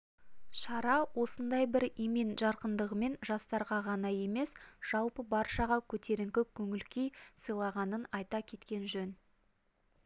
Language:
Kazakh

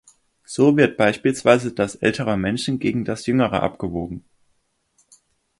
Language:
German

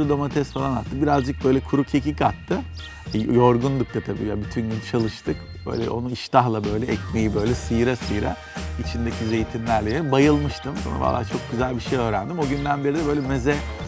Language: Turkish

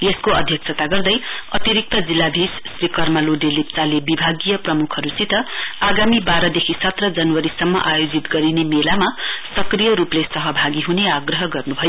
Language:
Nepali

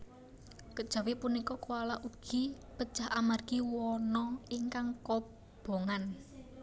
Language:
Javanese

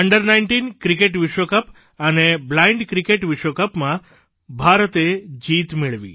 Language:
Gujarati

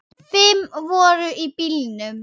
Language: Icelandic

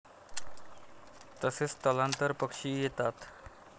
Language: Marathi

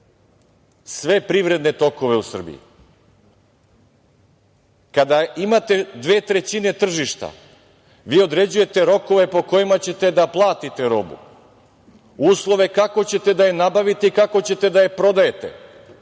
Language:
Serbian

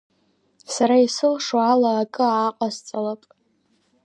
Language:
Abkhazian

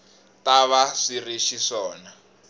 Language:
Tsonga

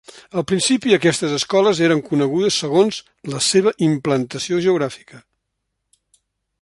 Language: Catalan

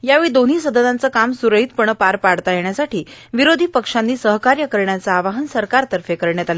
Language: Marathi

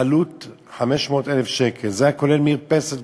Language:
Hebrew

